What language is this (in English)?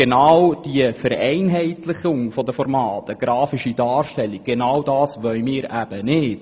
Swiss German